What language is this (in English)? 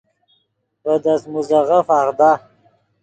Yidgha